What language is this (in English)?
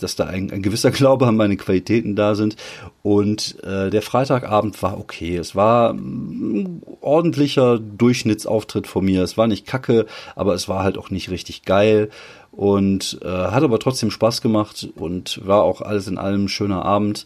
German